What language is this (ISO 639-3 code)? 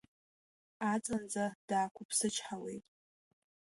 abk